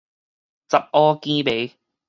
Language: Min Nan Chinese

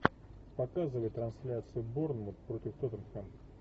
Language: Russian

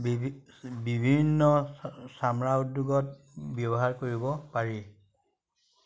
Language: Assamese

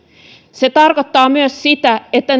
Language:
Finnish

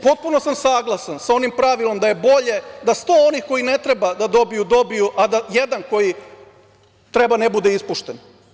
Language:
Serbian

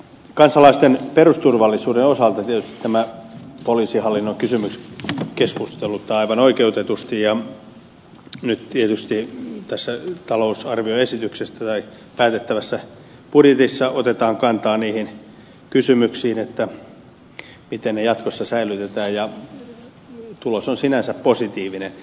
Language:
Finnish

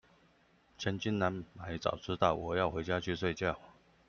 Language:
Chinese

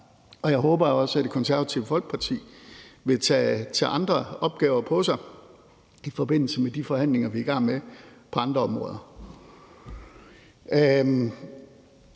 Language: Danish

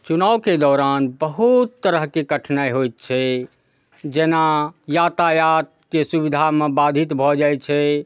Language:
Maithili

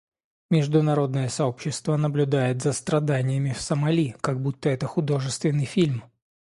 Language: Russian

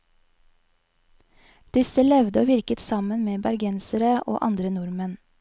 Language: Norwegian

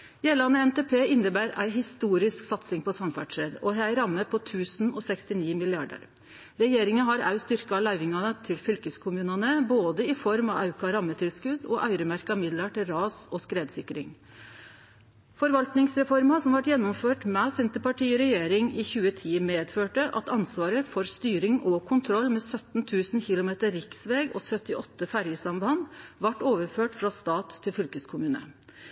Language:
Norwegian Nynorsk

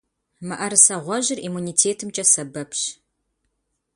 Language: Kabardian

